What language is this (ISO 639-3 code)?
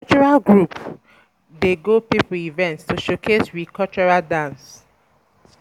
pcm